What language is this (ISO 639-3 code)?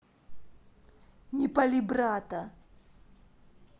rus